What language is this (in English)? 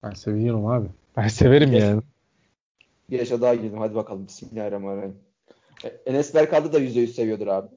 Turkish